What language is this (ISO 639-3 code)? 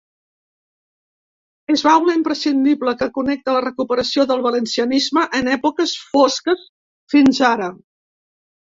cat